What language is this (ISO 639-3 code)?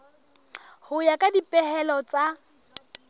sot